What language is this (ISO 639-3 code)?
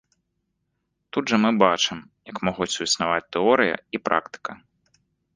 bel